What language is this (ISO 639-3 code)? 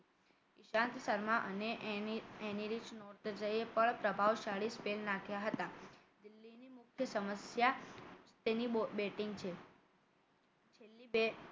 guj